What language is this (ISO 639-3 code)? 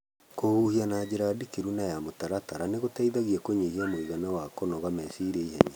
kik